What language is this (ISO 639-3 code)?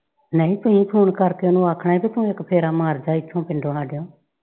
pan